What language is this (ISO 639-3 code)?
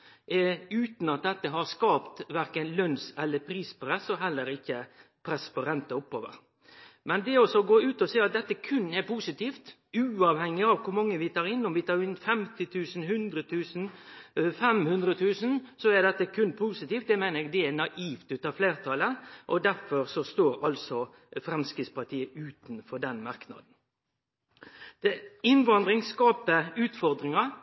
nno